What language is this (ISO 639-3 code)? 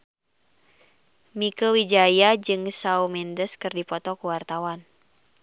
sun